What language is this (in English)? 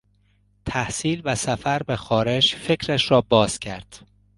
Persian